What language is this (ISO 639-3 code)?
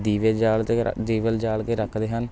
pan